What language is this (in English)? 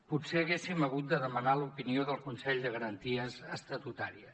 Catalan